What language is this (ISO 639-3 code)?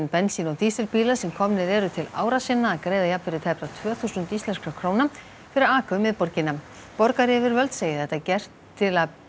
isl